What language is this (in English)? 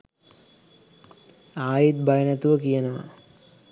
Sinhala